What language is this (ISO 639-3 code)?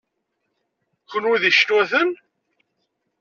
kab